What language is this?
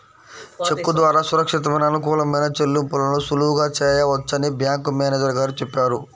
Telugu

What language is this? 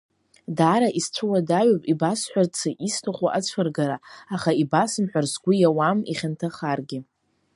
Abkhazian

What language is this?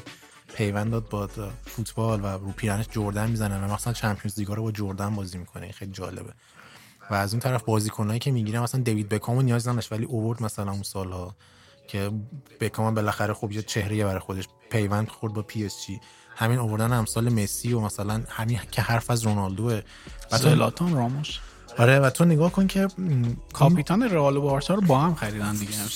Persian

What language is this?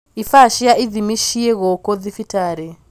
Kikuyu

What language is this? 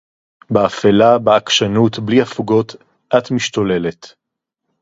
Hebrew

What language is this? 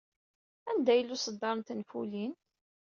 Kabyle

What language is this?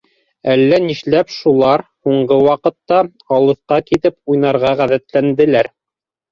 Bashkir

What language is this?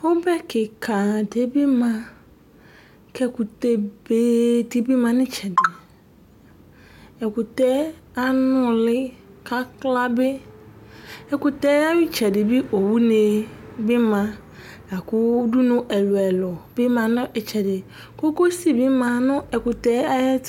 Ikposo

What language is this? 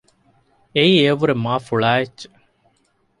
Divehi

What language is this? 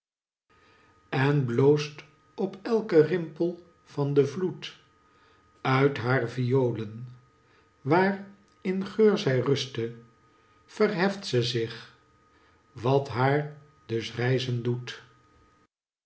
Dutch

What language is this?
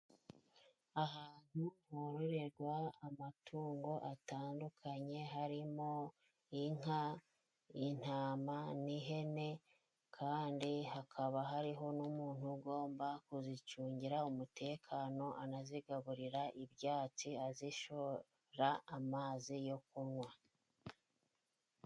Kinyarwanda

